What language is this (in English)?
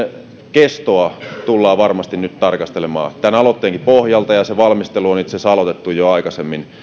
Finnish